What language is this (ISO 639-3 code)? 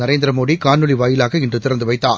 tam